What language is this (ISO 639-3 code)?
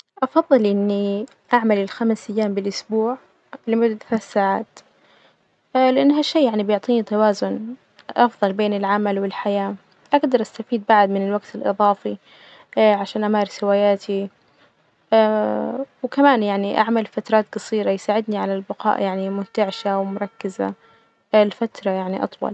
ars